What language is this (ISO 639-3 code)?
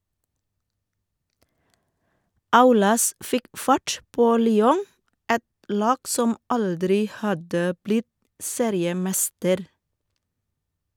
nor